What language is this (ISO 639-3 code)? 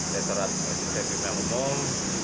ind